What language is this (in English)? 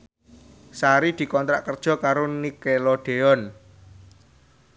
Javanese